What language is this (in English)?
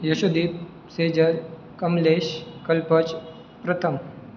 Marathi